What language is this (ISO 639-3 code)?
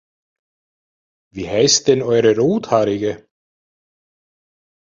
deu